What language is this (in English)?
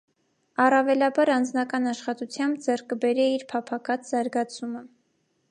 Armenian